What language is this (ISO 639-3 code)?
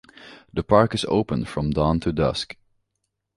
eng